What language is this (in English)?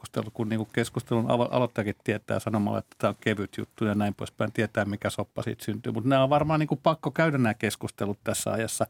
Finnish